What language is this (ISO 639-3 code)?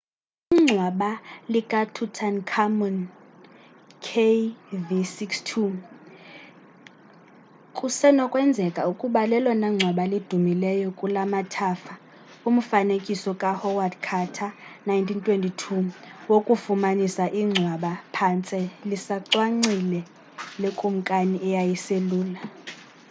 xho